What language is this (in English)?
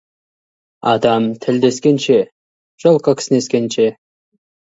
Kazakh